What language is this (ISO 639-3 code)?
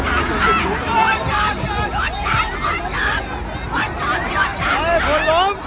tha